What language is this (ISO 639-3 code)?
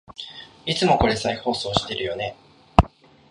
jpn